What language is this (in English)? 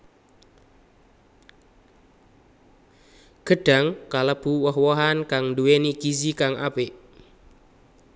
Javanese